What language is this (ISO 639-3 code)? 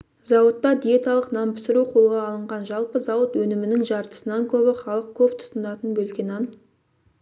kaz